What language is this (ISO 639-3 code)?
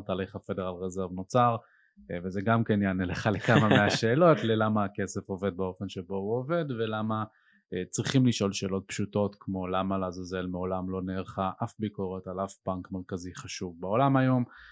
heb